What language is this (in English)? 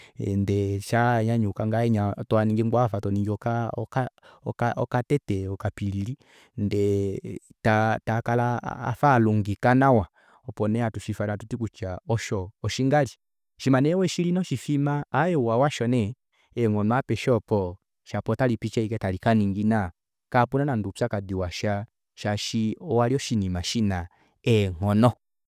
Kuanyama